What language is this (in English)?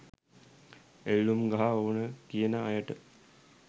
Sinhala